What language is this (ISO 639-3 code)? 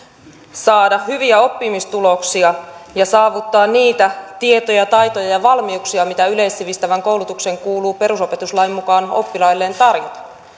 fin